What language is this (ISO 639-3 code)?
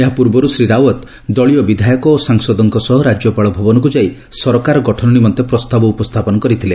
ori